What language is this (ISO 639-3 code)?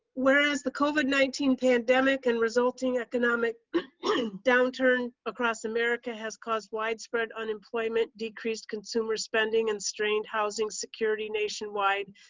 eng